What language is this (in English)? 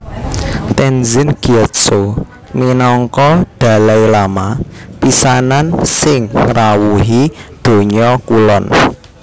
Javanese